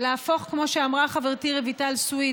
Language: Hebrew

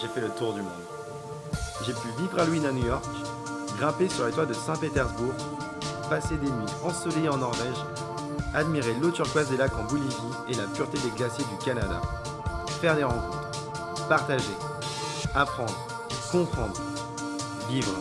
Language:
French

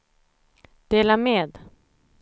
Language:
Swedish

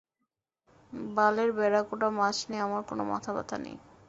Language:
Bangla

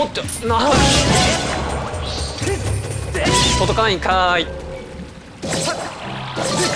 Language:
Japanese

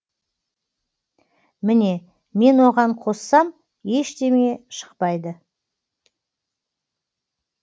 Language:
Kazakh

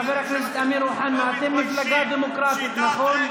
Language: Hebrew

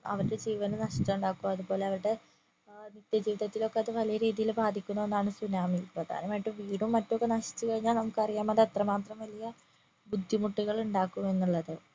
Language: Malayalam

